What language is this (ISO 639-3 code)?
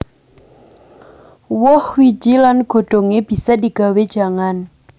jav